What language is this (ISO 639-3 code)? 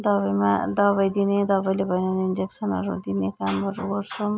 nep